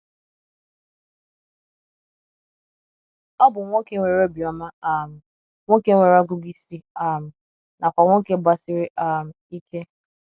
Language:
Igbo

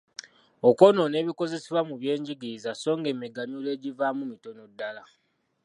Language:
Ganda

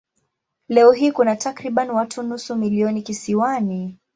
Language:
Swahili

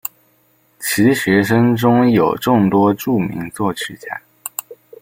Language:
Chinese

